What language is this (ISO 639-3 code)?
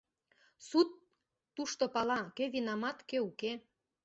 chm